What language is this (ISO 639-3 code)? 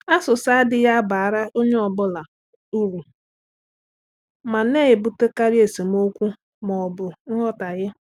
ibo